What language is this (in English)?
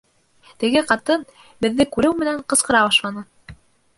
Bashkir